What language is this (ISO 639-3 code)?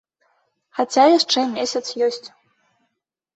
bel